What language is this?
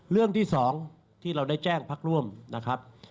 Thai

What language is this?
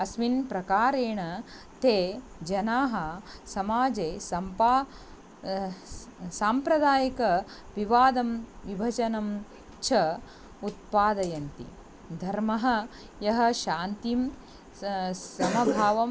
Sanskrit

